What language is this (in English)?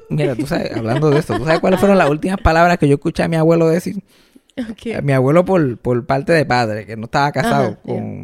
Spanish